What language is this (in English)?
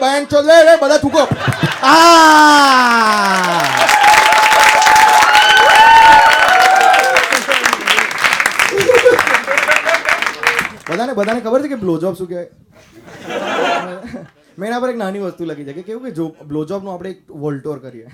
Gujarati